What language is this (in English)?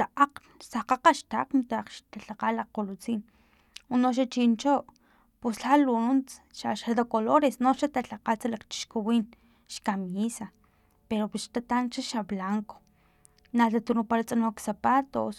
Filomena Mata-Coahuitlán Totonac